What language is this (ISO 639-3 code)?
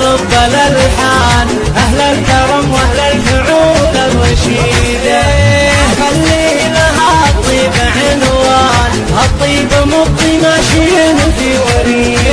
ara